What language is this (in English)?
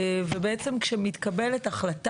Hebrew